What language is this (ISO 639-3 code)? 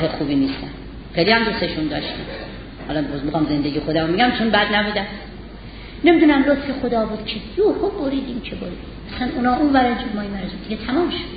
fas